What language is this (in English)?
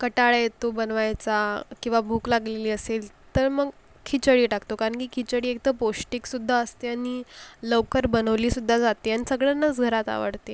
Marathi